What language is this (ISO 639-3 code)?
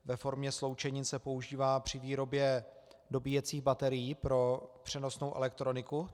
ces